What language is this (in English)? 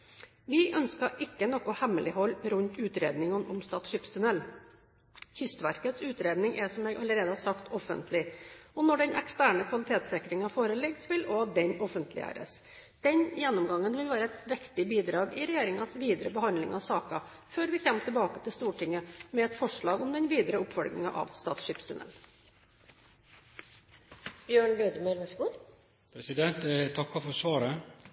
Norwegian Bokmål